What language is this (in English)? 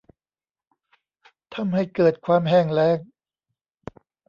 Thai